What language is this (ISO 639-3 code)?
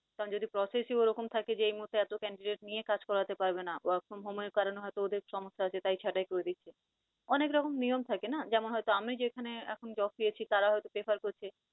ben